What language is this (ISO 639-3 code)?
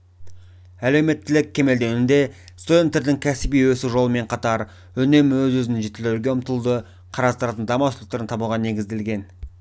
kaz